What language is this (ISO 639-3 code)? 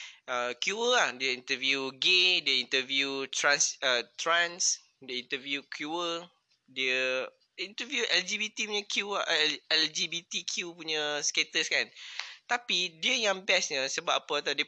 msa